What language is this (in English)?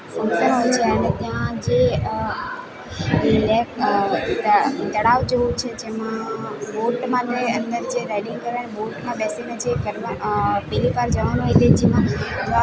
Gujarati